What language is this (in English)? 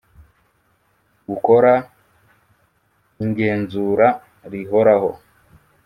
Kinyarwanda